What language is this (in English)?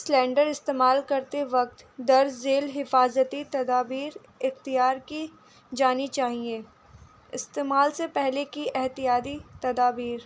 Urdu